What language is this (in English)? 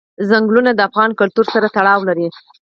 Pashto